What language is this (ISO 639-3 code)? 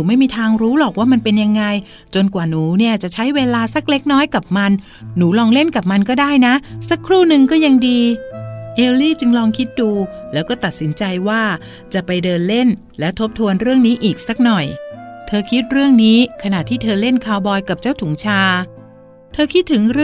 tha